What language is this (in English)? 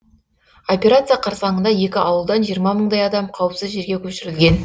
Kazakh